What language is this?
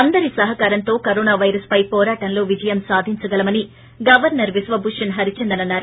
Telugu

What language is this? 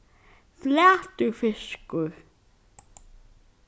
Faroese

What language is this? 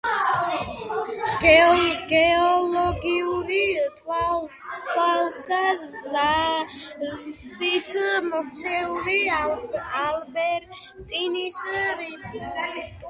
Georgian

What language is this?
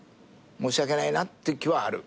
Japanese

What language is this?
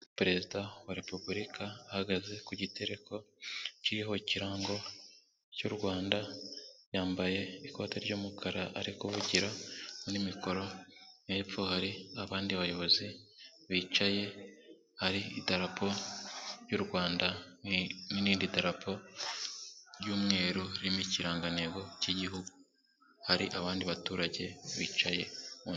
Kinyarwanda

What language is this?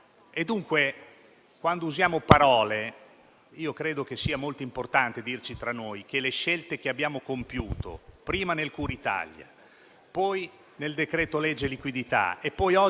Italian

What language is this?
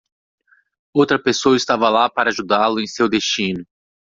Portuguese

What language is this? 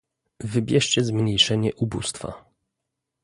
Polish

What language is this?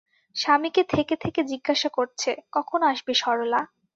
Bangla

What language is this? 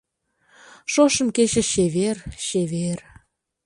Mari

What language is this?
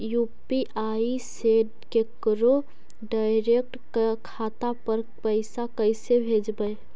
Magahi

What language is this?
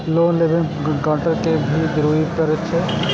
Maithili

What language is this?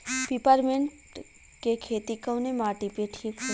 Bhojpuri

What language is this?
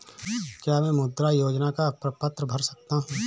Hindi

